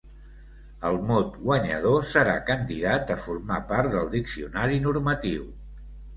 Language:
Catalan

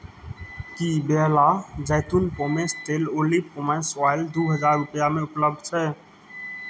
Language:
Maithili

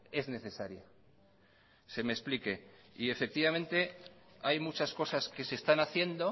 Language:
Spanish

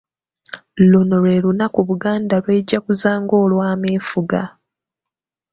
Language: Ganda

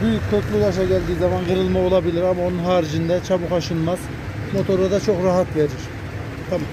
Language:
Turkish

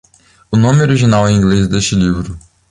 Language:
Portuguese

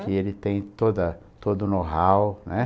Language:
Portuguese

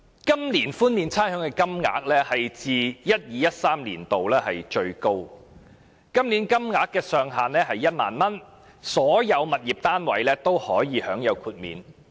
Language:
Cantonese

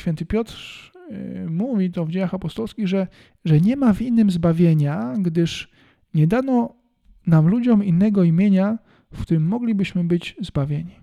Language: Polish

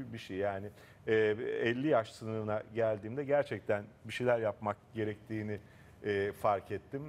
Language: Turkish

